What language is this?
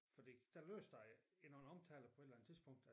Danish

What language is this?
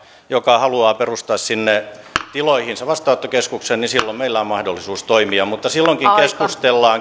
Finnish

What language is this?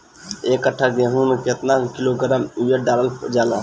Bhojpuri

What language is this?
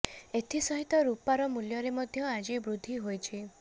Odia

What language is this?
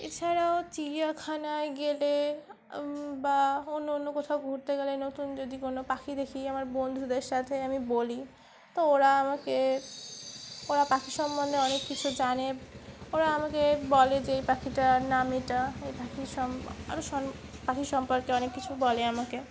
Bangla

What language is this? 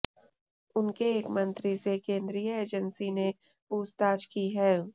Hindi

